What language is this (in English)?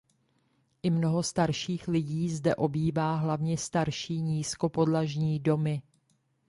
Czech